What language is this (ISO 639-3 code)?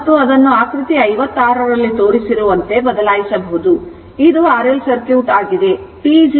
kan